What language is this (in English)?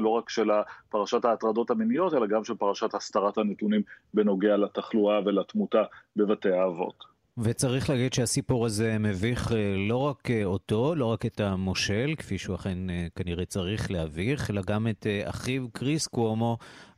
Hebrew